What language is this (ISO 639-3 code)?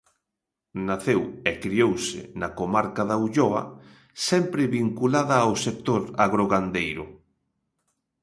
glg